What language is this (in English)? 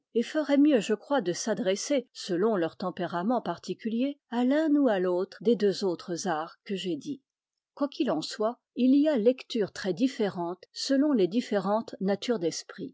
French